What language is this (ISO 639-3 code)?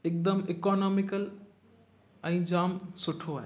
snd